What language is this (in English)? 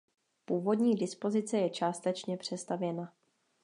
Czech